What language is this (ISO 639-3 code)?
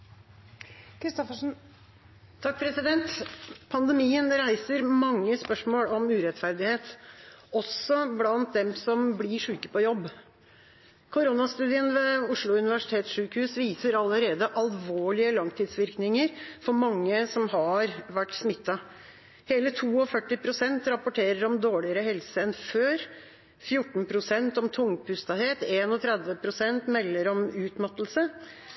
nor